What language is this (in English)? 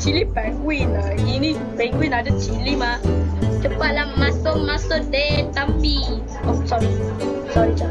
Malay